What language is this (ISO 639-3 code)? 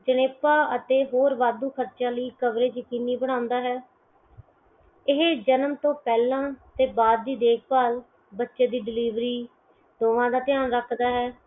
pan